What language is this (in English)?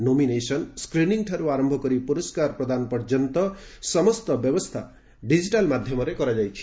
Odia